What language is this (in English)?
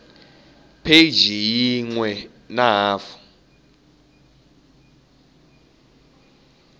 Tsonga